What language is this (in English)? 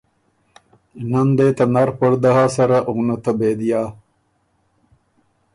Ormuri